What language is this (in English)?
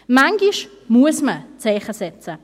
Swiss German